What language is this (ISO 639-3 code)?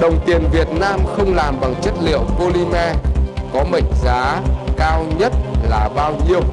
vie